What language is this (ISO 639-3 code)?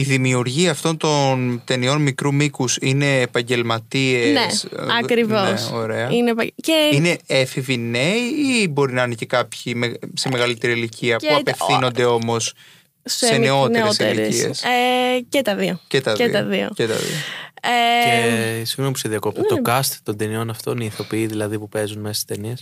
ell